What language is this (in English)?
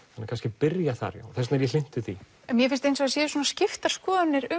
Icelandic